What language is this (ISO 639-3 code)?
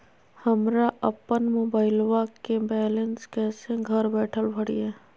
mag